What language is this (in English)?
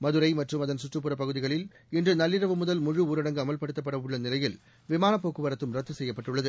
Tamil